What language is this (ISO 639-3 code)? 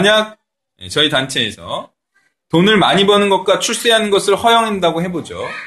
kor